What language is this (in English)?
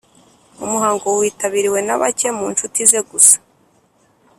Kinyarwanda